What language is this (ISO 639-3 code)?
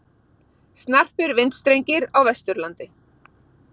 isl